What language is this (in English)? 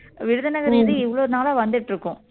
Tamil